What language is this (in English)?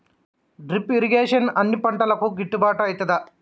Telugu